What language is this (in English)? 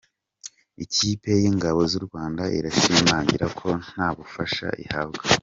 Kinyarwanda